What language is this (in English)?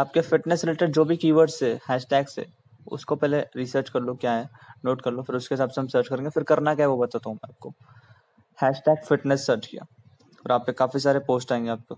Hindi